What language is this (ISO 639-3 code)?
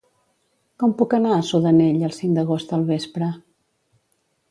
cat